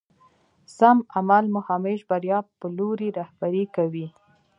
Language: Pashto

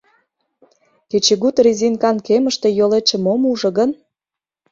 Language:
Mari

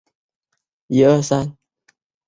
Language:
Chinese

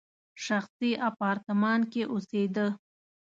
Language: Pashto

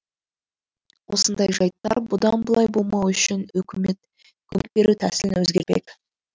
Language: Kazakh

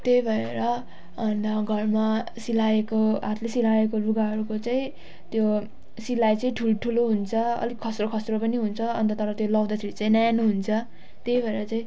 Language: Nepali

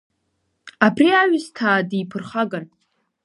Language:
Abkhazian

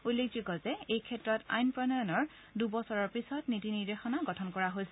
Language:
Assamese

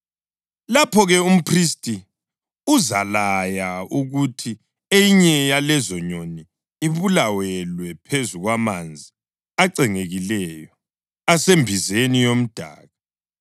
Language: North Ndebele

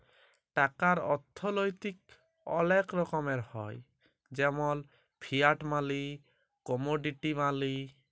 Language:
Bangla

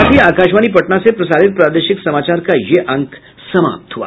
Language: Hindi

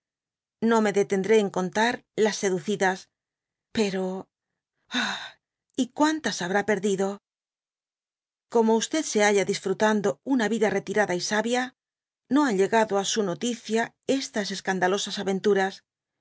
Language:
Spanish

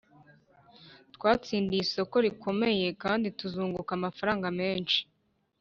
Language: Kinyarwanda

